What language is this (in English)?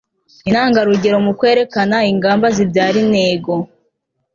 Kinyarwanda